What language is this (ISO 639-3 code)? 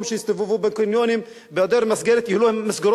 heb